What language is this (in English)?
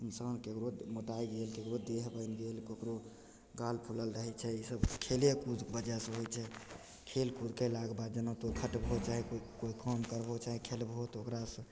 Maithili